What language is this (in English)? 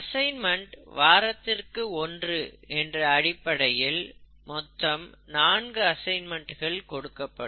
Tamil